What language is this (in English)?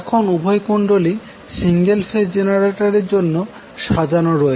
Bangla